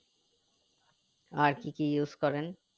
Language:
Bangla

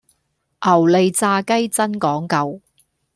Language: Cantonese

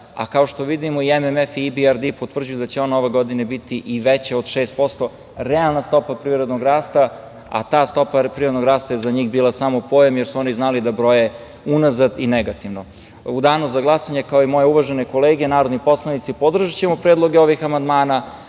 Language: Serbian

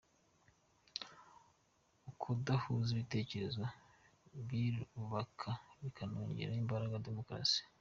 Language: Kinyarwanda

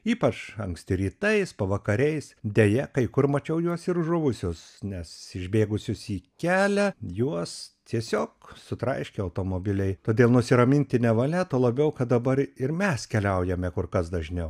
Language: Lithuanian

